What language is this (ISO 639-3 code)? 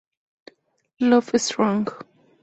spa